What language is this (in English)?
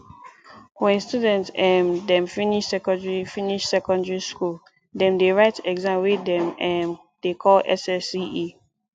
Nigerian Pidgin